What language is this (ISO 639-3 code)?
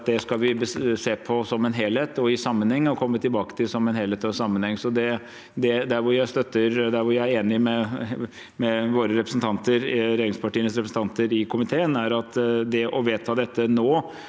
nor